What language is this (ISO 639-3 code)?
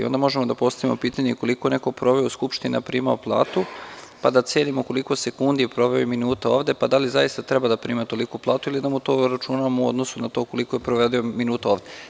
srp